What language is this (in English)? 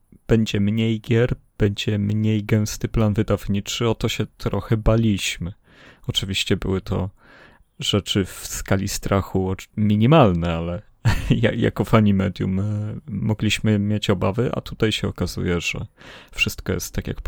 Polish